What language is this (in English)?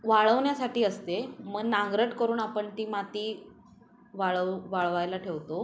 Marathi